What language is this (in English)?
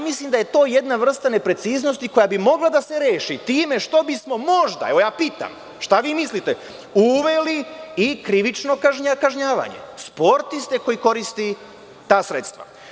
Serbian